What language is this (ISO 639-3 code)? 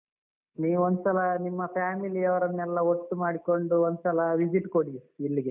kan